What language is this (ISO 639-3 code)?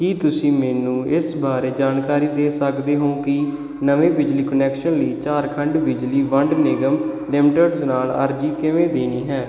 pan